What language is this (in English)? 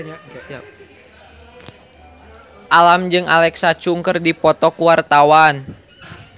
Sundanese